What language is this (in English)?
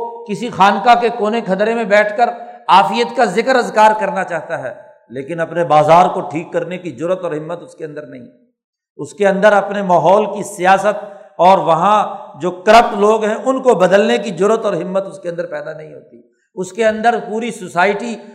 Urdu